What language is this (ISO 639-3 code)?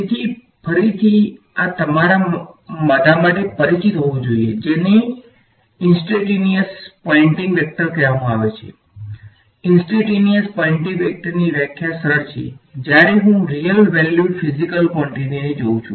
guj